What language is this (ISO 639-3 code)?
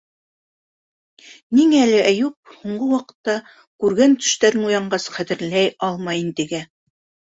bak